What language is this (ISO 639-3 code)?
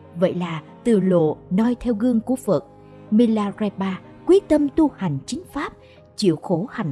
vie